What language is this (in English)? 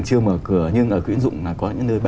Vietnamese